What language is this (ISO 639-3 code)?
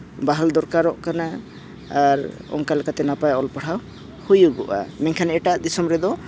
sat